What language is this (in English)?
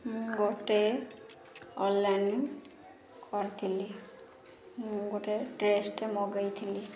Odia